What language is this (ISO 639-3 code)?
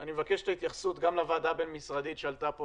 heb